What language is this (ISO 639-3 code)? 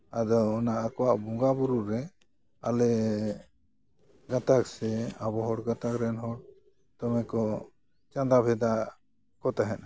sat